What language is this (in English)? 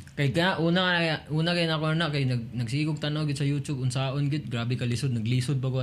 Filipino